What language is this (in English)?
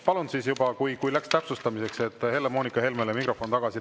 Estonian